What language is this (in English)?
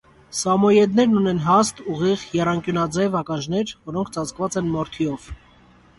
Armenian